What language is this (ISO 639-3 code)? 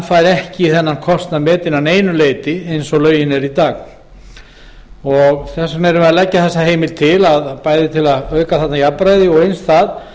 isl